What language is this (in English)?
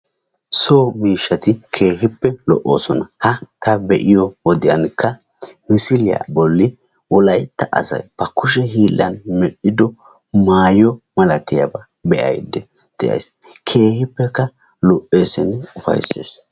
Wolaytta